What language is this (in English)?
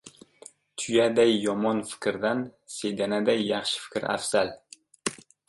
Uzbek